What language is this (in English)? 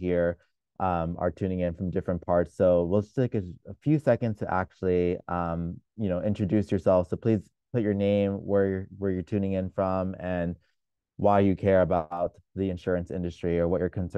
English